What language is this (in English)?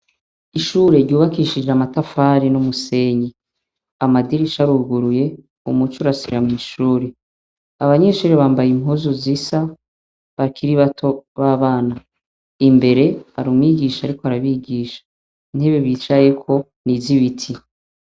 Rundi